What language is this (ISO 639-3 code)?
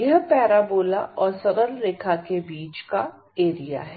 hin